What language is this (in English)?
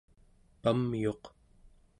Central Yupik